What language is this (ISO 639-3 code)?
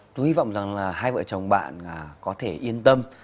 vie